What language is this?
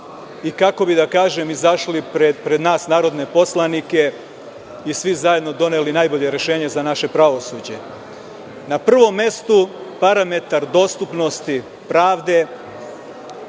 Serbian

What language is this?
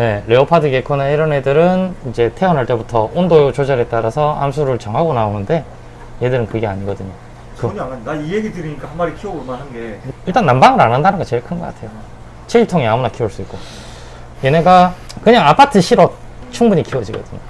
Korean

